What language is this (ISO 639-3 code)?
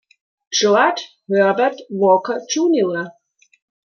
deu